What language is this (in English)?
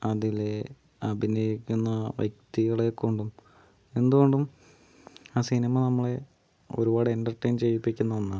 Malayalam